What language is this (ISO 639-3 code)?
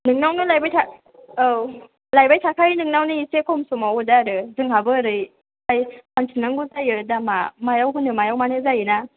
brx